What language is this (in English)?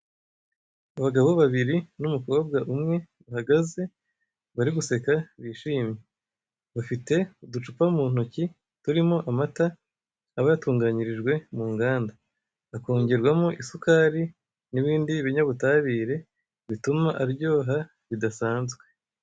Kinyarwanda